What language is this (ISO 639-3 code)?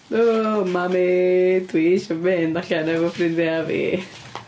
cym